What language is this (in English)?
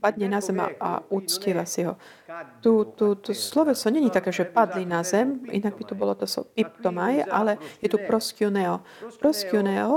Slovak